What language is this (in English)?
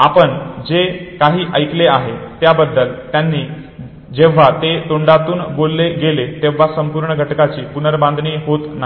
Marathi